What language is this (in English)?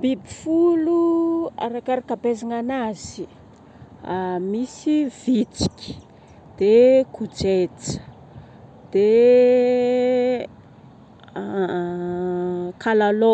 Northern Betsimisaraka Malagasy